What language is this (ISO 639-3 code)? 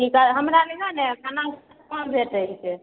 mai